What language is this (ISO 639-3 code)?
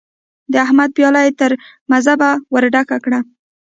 pus